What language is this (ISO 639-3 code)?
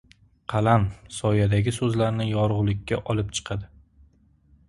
uzb